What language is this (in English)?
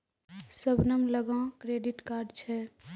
Maithili